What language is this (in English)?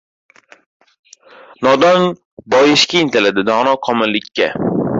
Uzbek